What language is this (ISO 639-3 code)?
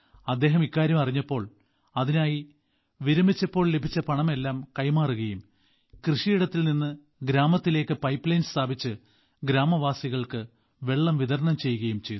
mal